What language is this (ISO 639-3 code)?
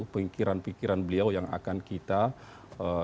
ind